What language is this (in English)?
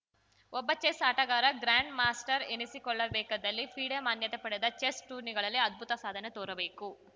Kannada